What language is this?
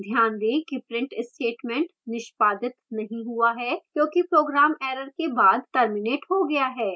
Hindi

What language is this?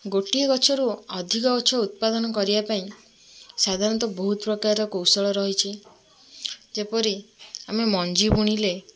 Odia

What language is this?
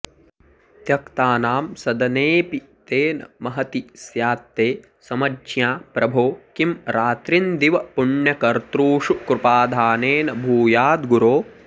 Sanskrit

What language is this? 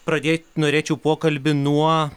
Lithuanian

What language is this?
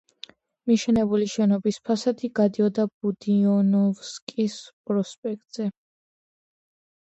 Georgian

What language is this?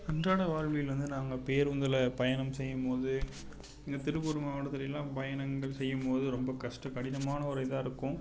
Tamil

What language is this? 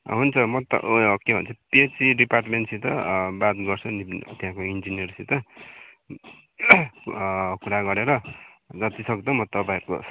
Nepali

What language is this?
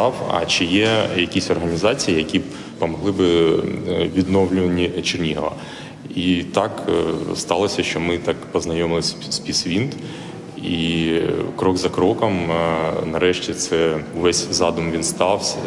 Ukrainian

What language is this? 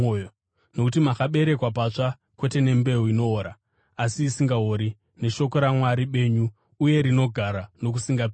Shona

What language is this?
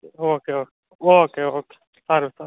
Gujarati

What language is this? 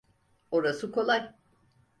Turkish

